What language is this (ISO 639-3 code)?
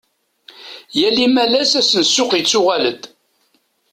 kab